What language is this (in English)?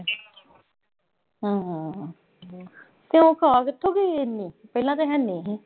Punjabi